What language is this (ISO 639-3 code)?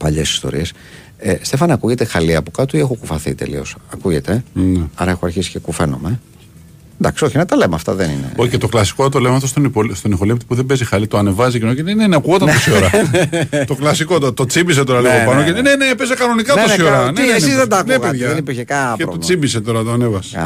ell